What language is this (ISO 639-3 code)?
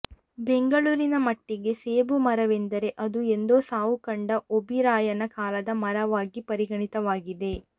kan